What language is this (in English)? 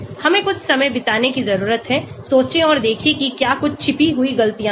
Hindi